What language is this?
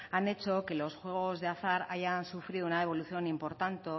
Spanish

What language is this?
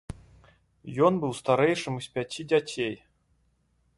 Belarusian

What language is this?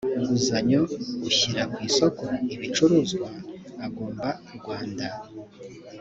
Kinyarwanda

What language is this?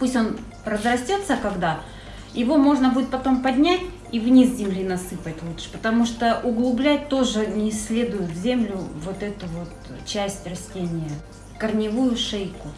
Russian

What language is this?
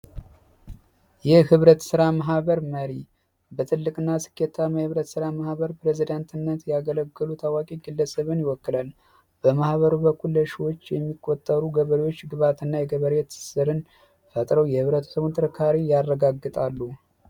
Amharic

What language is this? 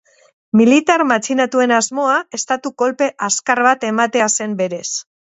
Basque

